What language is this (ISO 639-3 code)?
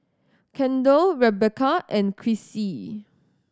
eng